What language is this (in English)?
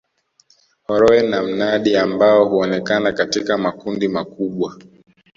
Swahili